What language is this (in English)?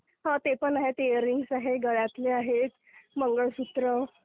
Marathi